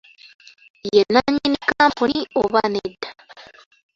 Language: Ganda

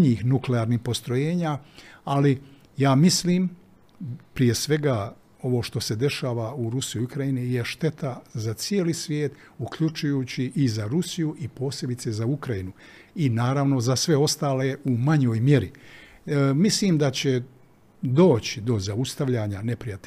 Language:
Croatian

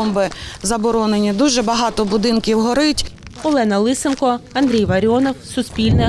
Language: Ukrainian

